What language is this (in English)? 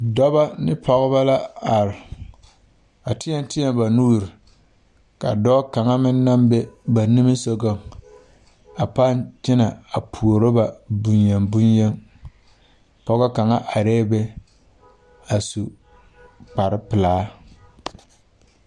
Southern Dagaare